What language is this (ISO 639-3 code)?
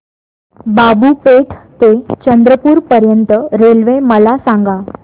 mar